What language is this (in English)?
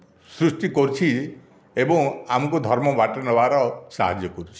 Odia